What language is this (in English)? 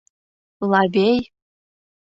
Mari